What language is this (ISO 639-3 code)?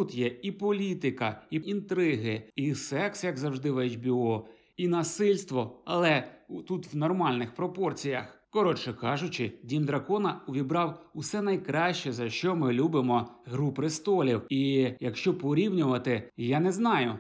ukr